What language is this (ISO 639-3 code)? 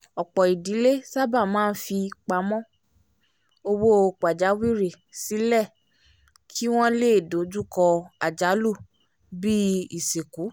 yor